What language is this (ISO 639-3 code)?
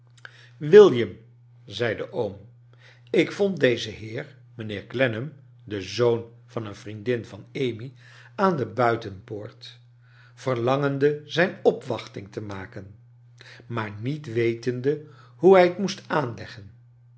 nld